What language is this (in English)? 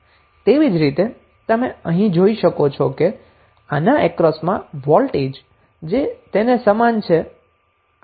Gujarati